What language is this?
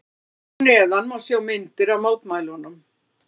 Icelandic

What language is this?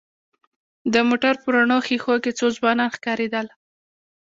Pashto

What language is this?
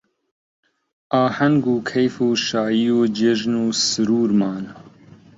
Central Kurdish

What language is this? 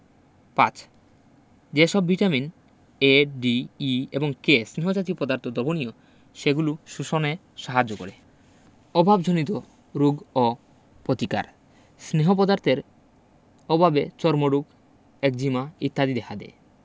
Bangla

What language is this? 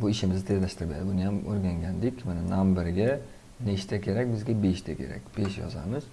Turkish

